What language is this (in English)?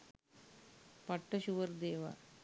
Sinhala